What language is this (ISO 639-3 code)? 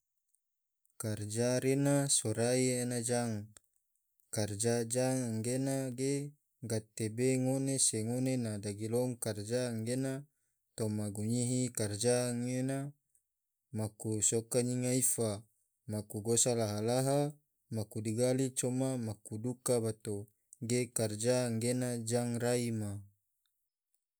tvo